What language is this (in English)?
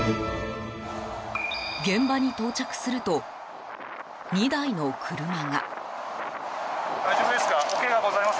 Japanese